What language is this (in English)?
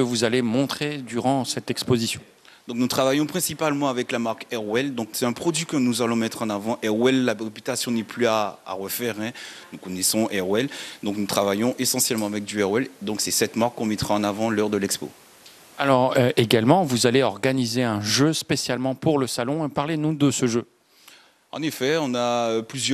French